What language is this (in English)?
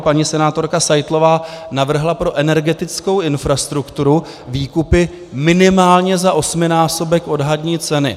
Czech